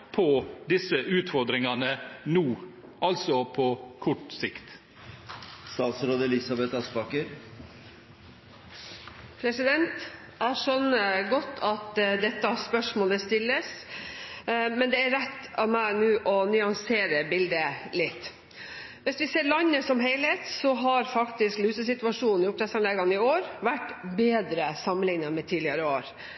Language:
Norwegian Bokmål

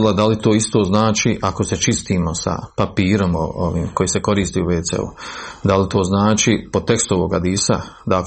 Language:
Croatian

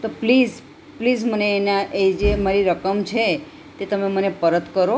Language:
Gujarati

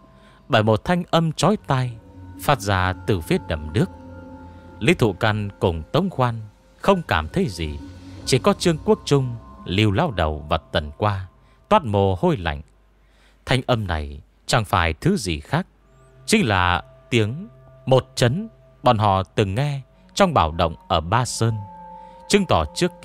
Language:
Vietnamese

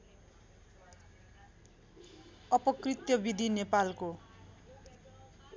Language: Nepali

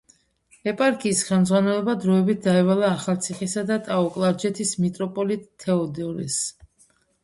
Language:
Georgian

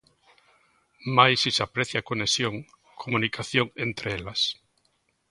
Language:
Galician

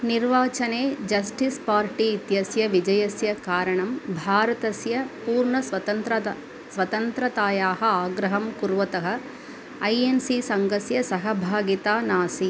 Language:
Sanskrit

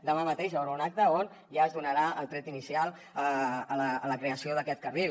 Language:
Catalan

